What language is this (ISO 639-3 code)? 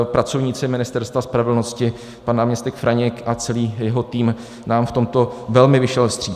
ces